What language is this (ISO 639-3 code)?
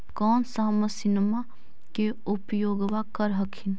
mag